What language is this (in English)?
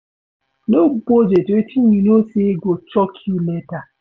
Nigerian Pidgin